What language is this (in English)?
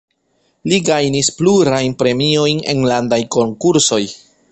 Esperanto